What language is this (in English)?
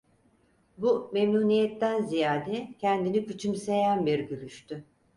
Turkish